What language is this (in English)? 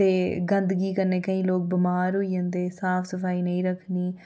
Dogri